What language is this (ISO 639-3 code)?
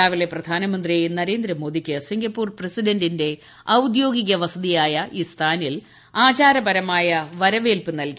mal